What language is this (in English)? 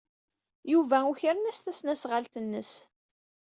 Kabyle